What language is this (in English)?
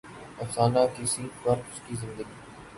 Urdu